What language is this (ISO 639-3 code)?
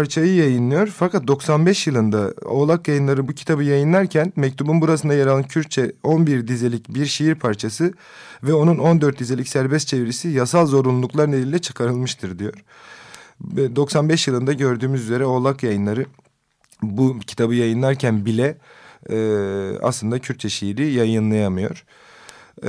tur